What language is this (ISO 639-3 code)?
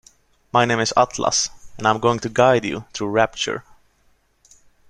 eng